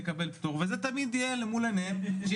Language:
Hebrew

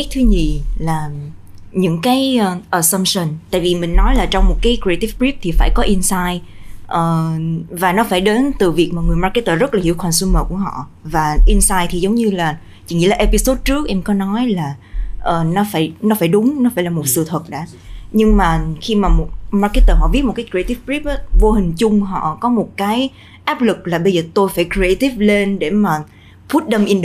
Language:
Vietnamese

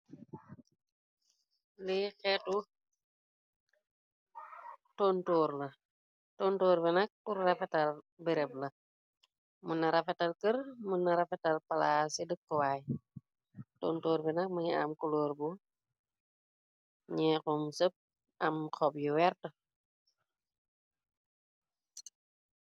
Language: Wolof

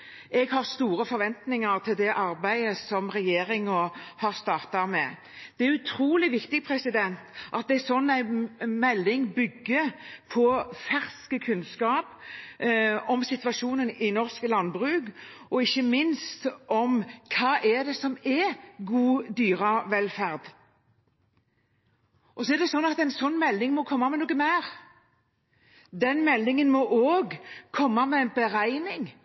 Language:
Norwegian Bokmål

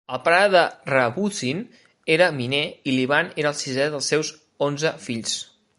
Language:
Catalan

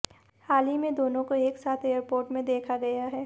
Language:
Hindi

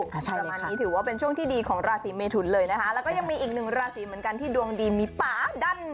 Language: Thai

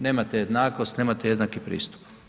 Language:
Croatian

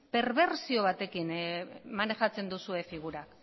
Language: Basque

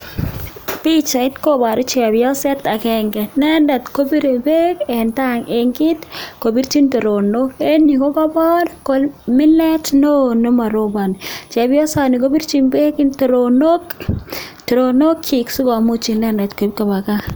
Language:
Kalenjin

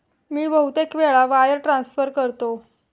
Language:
Marathi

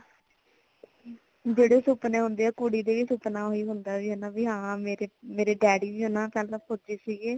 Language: Punjabi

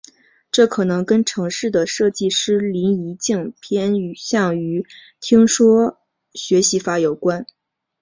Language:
Chinese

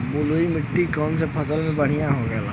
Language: Bhojpuri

